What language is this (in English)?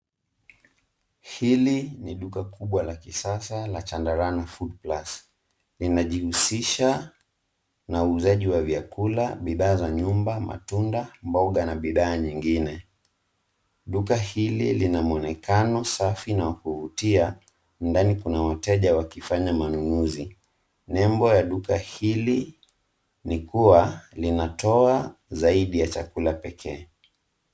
Swahili